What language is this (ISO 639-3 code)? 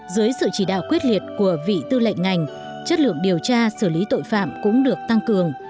vie